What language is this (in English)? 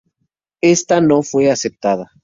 Spanish